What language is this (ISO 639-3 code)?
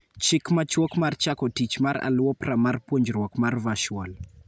luo